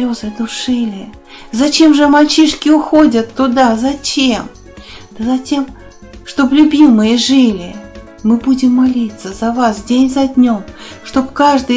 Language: Russian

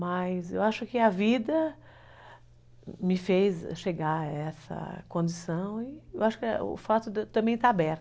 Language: Portuguese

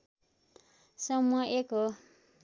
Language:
Nepali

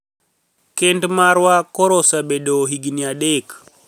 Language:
Luo (Kenya and Tanzania)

